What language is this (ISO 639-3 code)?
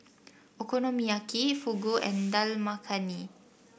eng